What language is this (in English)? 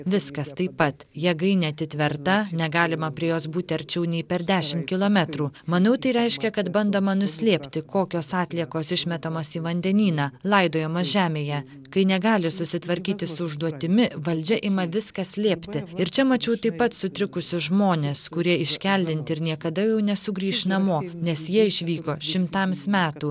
Lithuanian